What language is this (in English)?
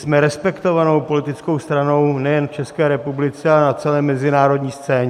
Czech